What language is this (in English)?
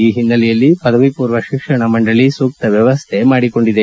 Kannada